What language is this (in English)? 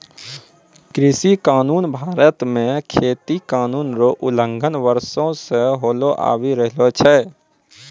Maithili